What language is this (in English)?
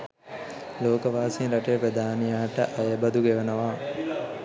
Sinhala